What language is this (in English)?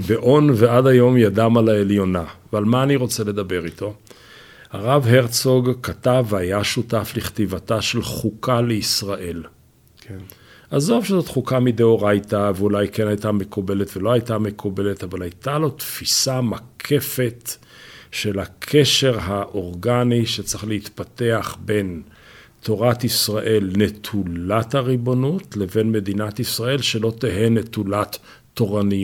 Hebrew